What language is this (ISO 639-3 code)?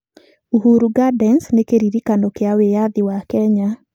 kik